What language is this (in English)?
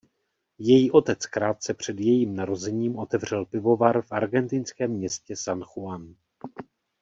Czech